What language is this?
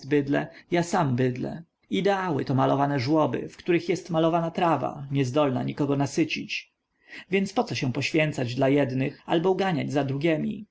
Polish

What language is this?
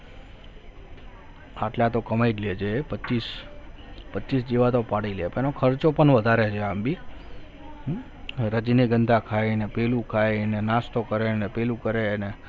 Gujarati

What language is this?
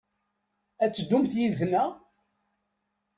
Kabyle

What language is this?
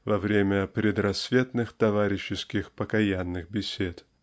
Russian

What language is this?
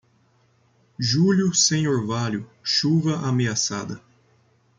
Portuguese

